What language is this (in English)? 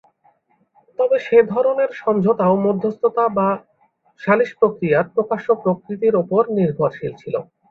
Bangla